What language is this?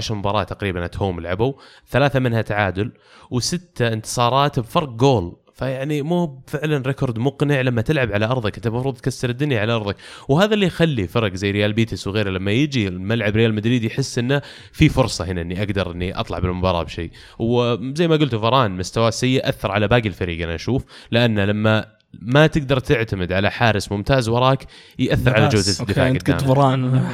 Arabic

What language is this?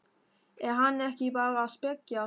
Icelandic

